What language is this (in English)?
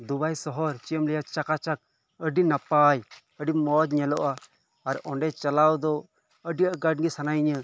Santali